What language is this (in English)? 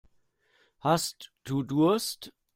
German